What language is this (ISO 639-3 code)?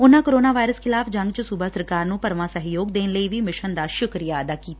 pan